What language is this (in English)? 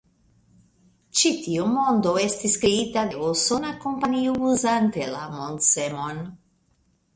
Esperanto